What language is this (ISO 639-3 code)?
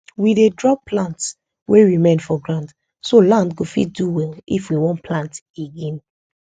pcm